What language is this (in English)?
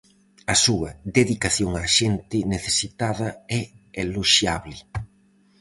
Galician